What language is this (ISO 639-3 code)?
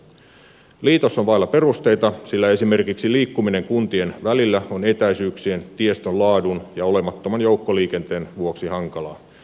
fin